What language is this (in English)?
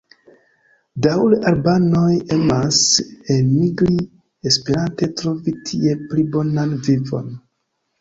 Esperanto